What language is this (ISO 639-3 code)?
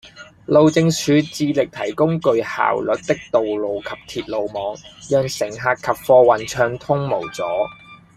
yue